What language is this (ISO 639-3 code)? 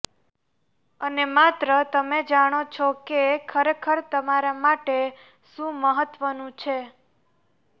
guj